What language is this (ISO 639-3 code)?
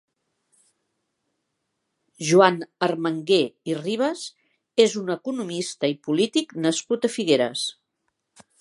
cat